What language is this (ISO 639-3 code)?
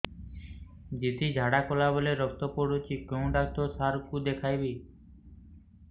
ori